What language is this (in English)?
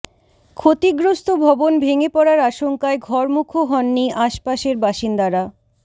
Bangla